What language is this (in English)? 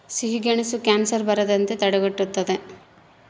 Kannada